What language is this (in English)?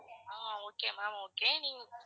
Tamil